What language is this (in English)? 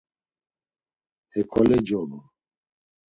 Laz